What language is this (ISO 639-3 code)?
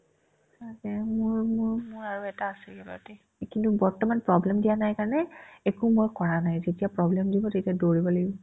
asm